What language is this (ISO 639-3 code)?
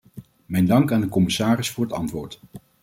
nld